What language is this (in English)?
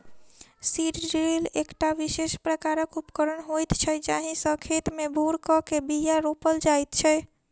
Maithili